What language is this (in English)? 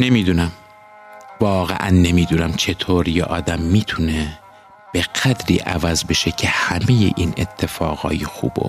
Persian